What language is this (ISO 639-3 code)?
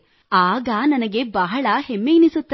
kan